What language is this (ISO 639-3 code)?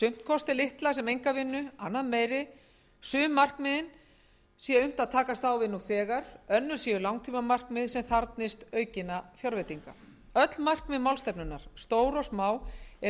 isl